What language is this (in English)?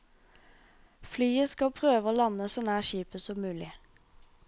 Norwegian